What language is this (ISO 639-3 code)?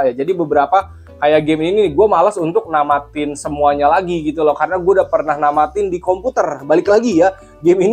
ind